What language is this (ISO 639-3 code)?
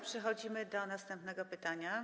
pol